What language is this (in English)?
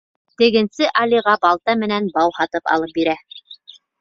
Bashkir